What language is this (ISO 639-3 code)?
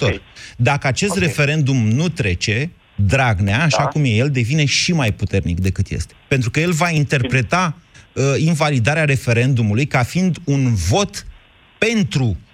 ron